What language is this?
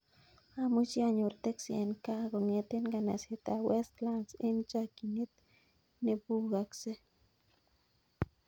Kalenjin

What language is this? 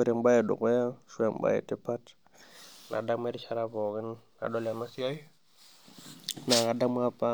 Masai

